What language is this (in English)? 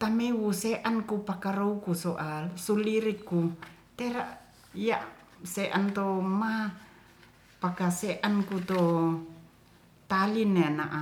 Ratahan